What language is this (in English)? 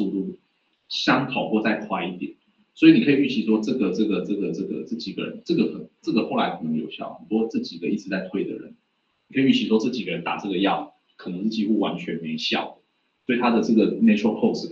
Chinese